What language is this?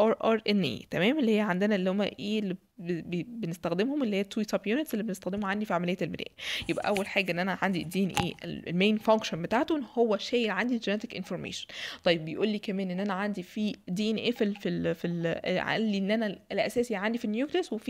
Arabic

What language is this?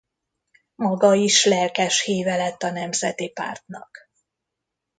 Hungarian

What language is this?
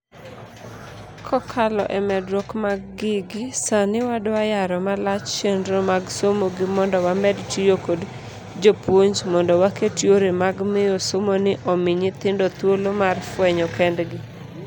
Luo (Kenya and Tanzania)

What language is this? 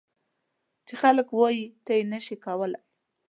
Pashto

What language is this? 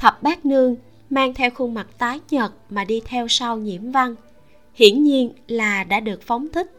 Vietnamese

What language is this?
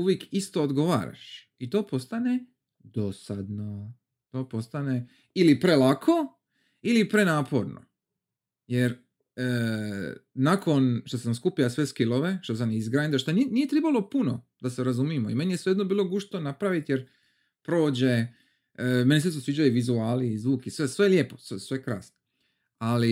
Croatian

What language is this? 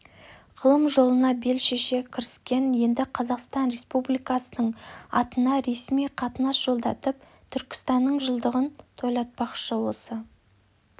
Kazakh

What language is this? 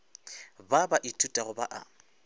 Northern Sotho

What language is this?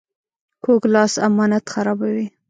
Pashto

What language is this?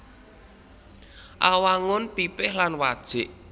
Javanese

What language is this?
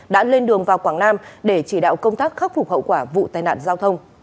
Vietnamese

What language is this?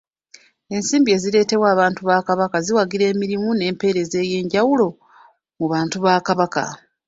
Ganda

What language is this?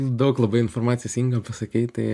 Lithuanian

